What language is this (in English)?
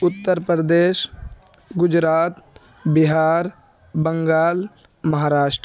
Urdu